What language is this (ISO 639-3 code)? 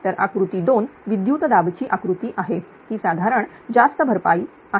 mar